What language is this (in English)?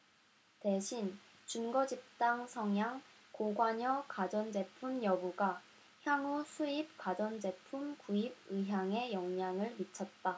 Korean